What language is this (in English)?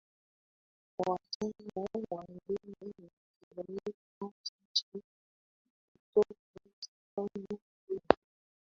Swahili